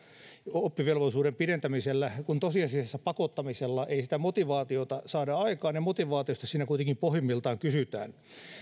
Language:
Finnish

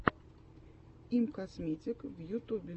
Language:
Russian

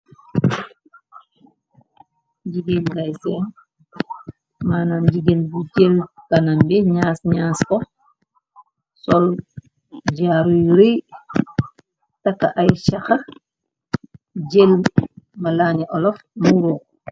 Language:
Wolof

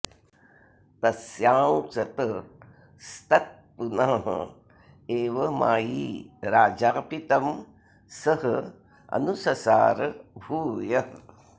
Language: Sanskrit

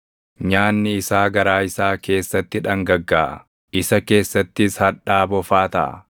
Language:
Oromo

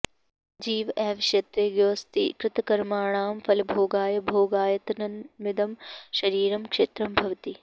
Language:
Sanskrit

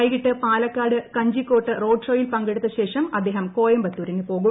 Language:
Malayalam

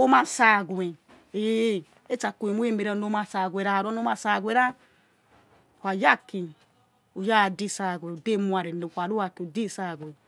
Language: Yekhee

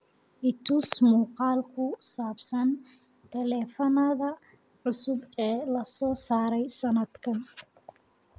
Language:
Somali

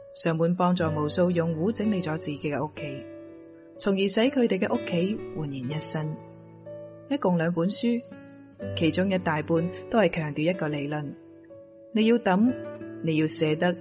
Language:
Chinese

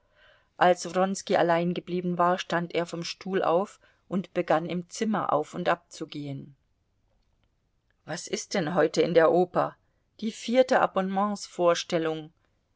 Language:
German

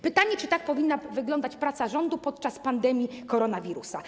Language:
Polish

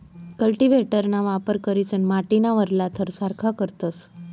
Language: Marathi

